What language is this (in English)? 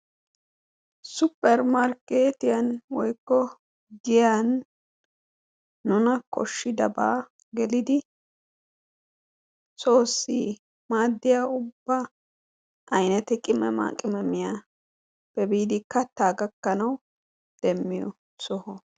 Wolaytta